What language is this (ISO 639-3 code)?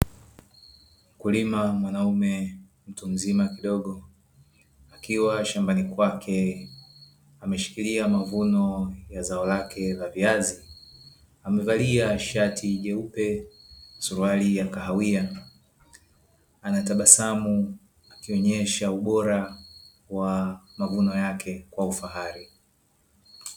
swa